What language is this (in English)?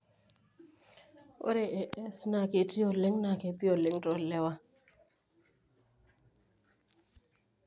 Masai